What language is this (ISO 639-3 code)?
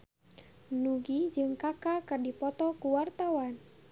sun